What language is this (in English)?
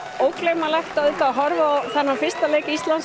Icelandic